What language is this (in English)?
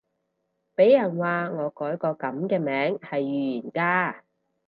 Cantonese